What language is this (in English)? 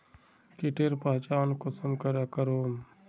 Magahi